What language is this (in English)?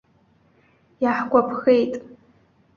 Abkhazian